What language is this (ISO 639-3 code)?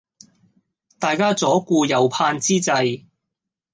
yue